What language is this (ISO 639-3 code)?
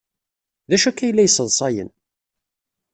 kab